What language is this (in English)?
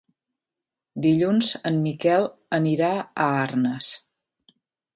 Catalan